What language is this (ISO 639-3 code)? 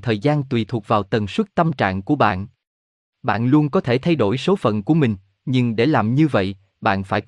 vie